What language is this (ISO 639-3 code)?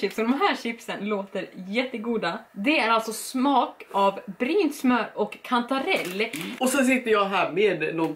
swe